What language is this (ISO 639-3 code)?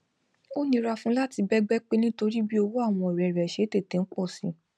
yor